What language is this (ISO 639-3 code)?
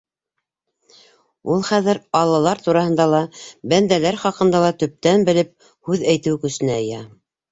bak